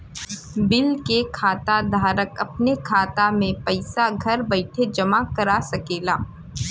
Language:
Bhojpuri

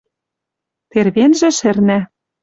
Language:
Western Mari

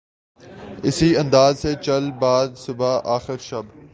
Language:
Urdu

